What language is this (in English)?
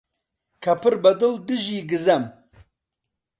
Central Kurdish